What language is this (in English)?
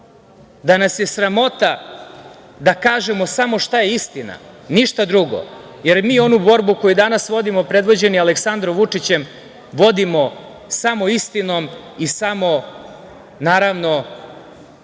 Serbian